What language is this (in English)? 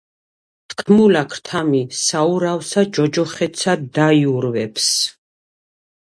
Georgian